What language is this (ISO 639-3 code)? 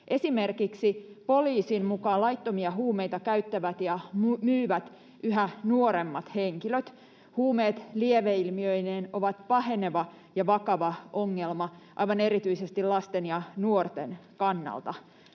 fin